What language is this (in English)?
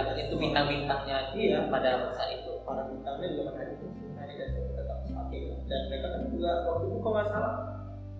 Indonesian